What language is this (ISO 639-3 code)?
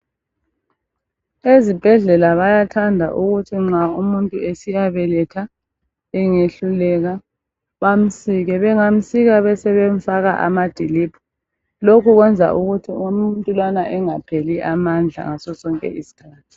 nde